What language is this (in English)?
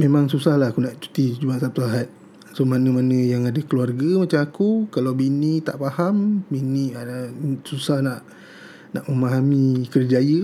Malay